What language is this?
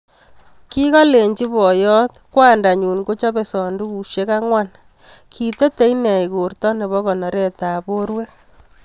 Kalenjin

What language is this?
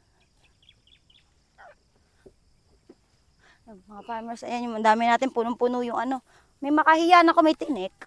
Filipino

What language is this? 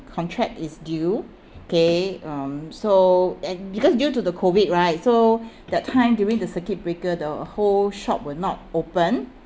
English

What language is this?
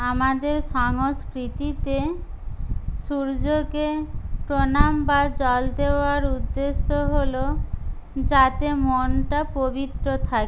Bangla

